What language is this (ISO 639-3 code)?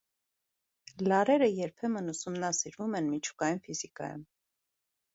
hye